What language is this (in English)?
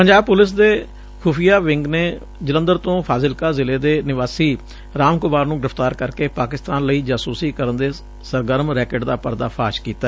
Punjabi